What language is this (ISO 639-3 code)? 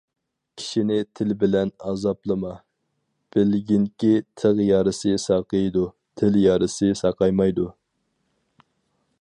uig